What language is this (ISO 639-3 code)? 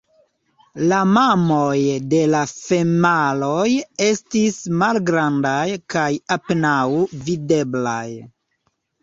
epo